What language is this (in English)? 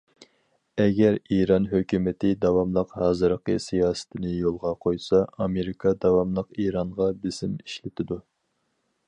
Uyghur